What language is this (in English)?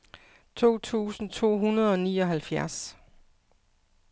Danish